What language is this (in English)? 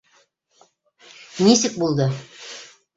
Bashkir